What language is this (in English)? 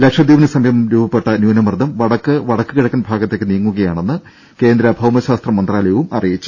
Malayalam